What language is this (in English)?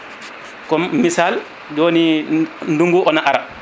Fula